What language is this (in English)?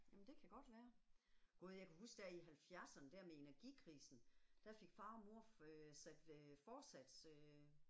Danish